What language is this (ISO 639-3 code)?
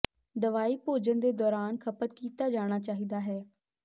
pan